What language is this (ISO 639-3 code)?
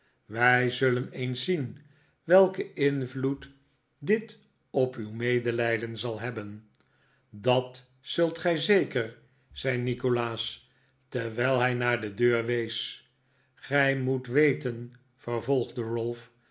nld